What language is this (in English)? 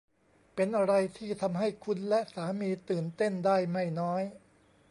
Thai